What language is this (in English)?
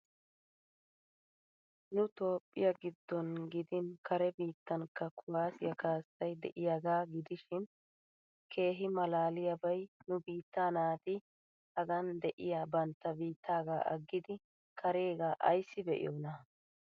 Wolaytta